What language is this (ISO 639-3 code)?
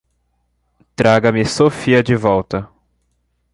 por